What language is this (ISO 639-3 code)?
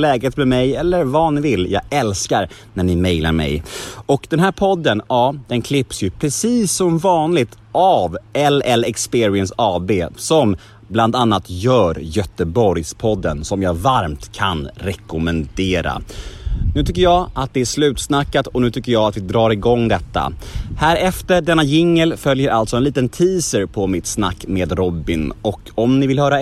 swe